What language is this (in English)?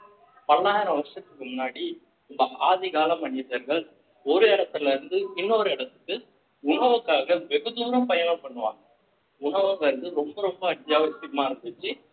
Tamil